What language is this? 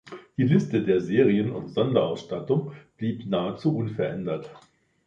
German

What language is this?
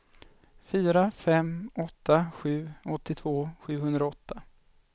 Swedish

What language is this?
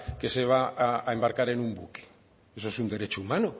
Spanish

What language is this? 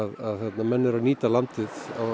Icelandic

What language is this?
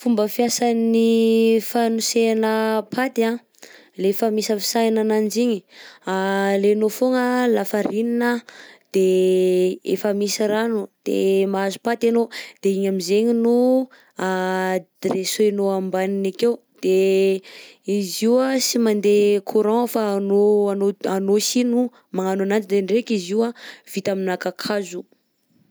Southern Betsimisaraka Malagasy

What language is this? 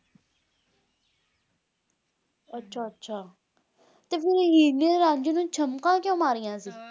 Punjabi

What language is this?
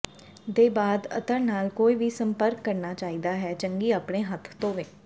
Punjabi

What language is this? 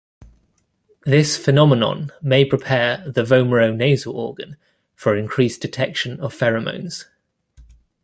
English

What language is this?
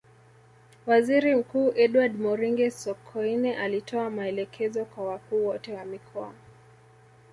Swahili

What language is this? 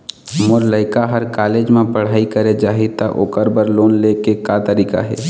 Chhattisgarhi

